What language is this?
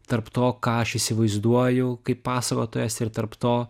Lithuanian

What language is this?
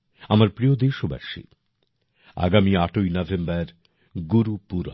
Bangla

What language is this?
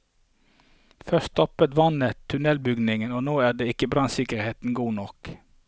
Norwegian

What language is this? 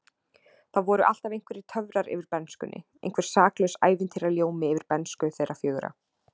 Icelandic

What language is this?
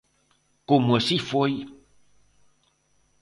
Galician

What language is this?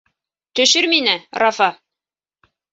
Bashkir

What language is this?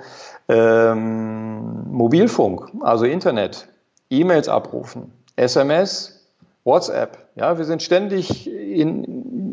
German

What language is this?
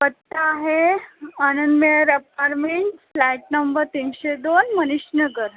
Marathi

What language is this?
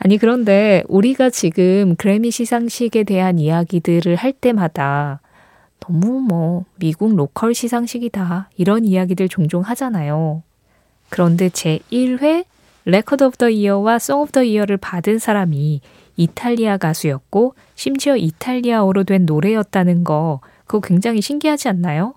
Korean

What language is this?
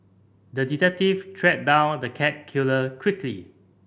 English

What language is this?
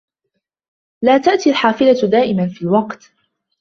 Arabic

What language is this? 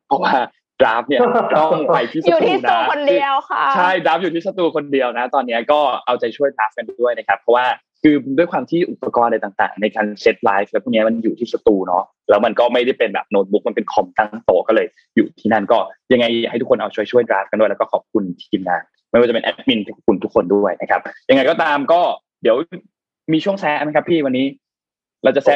Thai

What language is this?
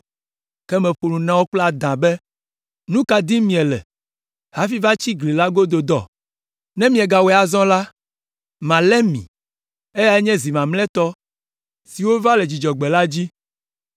Ewe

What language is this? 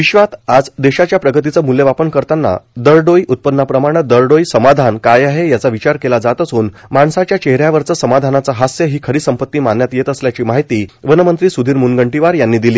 Marathi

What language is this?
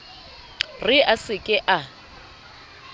Southern Sotho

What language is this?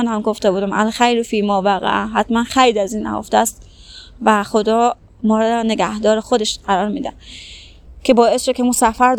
Persian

